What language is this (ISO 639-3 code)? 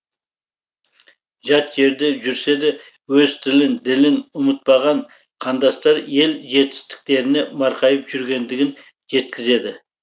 kaz